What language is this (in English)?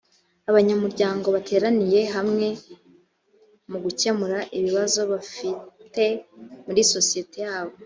Kinyarwanda